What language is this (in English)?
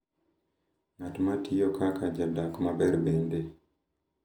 Luo (Kenya and Tanzania)